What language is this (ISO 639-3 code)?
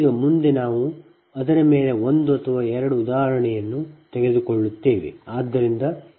kan